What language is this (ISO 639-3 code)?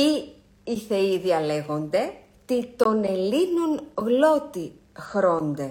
ell